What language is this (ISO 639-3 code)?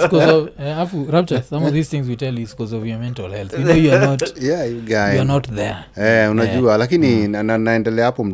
swa